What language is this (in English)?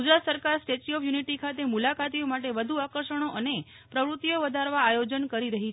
Gujarati